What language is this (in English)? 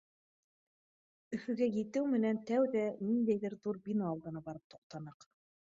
Bashkir